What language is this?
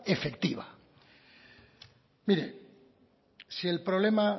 Spanish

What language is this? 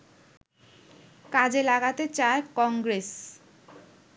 Bangla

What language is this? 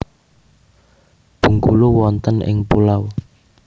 Javanese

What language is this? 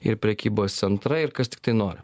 Lithuanian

